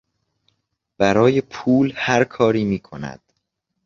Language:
Persian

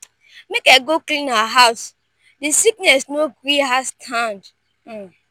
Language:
Nigerian Pidgin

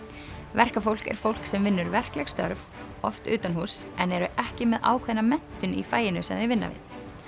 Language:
Icelandic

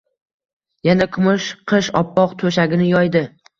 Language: Uzbek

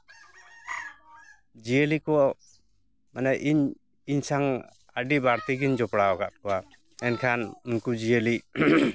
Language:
Santali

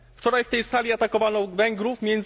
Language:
Polish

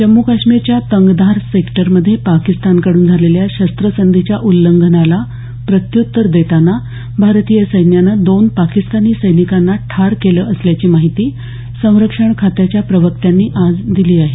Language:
Marathi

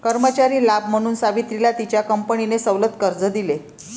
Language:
Marathi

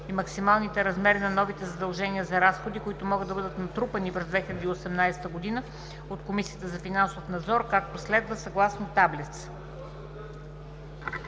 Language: Bulgarian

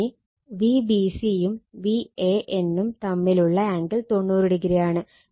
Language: Malayalam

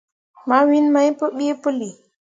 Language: Mundang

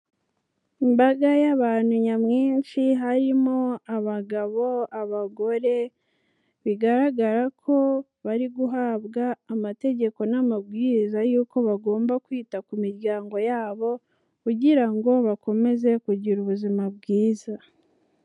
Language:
Kinyarwanda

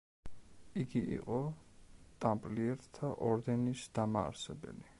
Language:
Georgian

